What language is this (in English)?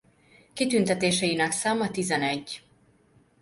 Hungarian